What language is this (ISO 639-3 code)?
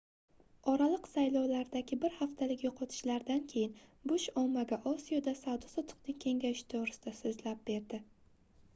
uzb